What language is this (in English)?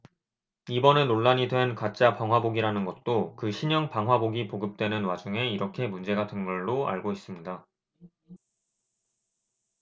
Korean